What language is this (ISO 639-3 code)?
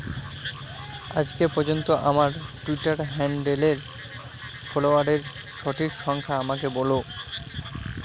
ben